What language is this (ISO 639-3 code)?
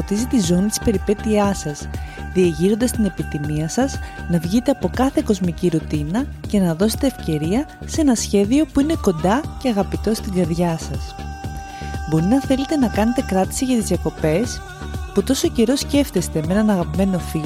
ell